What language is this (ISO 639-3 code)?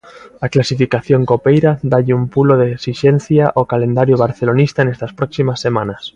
glg